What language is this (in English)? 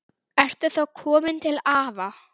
Icelandic